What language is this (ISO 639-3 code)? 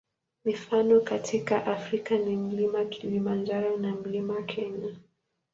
swa